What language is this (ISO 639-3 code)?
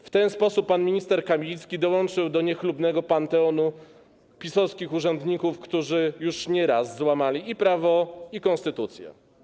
pol